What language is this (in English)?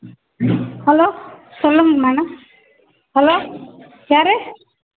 Tamil